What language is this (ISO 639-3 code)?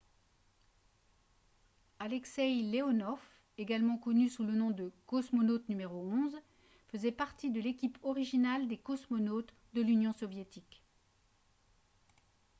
fra